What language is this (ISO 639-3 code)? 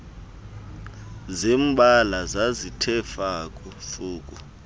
xho